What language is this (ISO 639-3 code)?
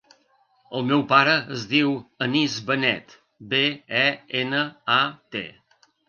cat